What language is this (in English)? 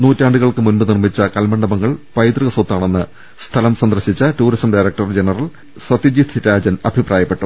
Malayalam